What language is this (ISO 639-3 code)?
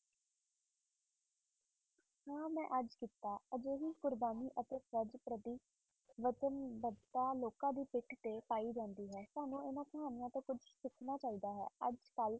pan